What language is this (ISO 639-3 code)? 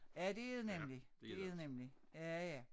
dan